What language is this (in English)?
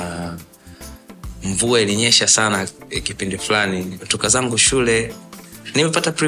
Swahili